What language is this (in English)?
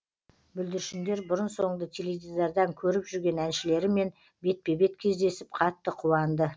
Kazakh